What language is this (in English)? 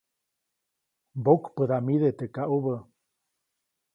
Copainalá Zoque